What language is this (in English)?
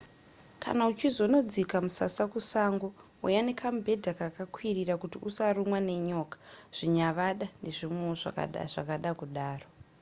Shona